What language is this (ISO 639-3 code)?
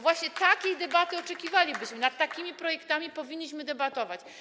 pol